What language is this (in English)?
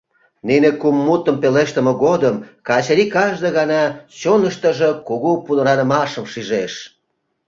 Mari